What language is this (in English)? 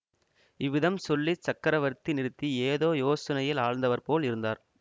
Tamil